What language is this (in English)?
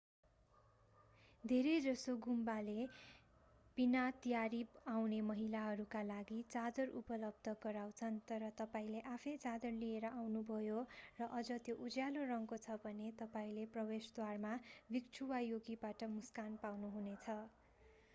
Nepali